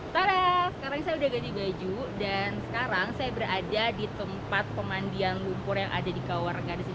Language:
Indonesian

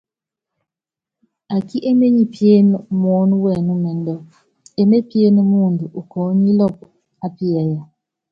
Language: Yangben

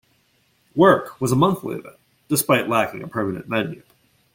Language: English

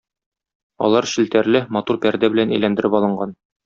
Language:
Tatar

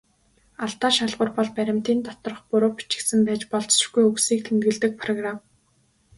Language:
Mongolian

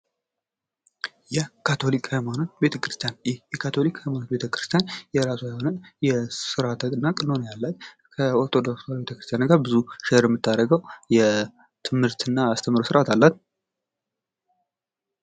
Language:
Amharic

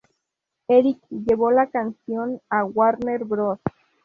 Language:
Spanish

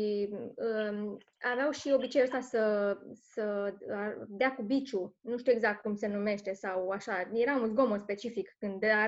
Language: Romanian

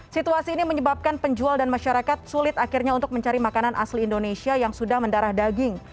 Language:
Indonesian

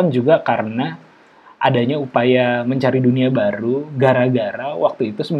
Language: Indonesian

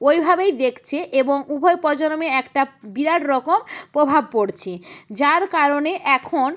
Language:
Bangla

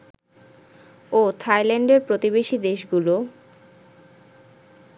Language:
Bangla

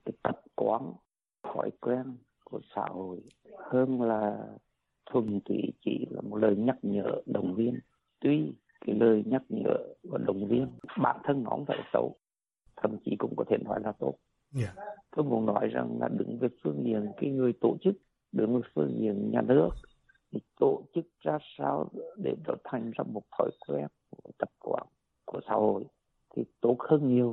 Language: Vietnamese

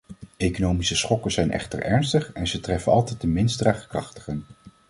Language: Dutch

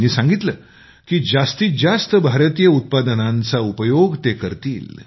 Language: Marathi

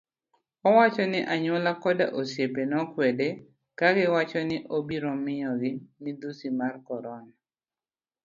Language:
Luo (Kenya and Tanzania)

